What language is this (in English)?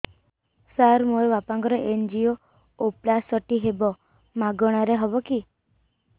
Odia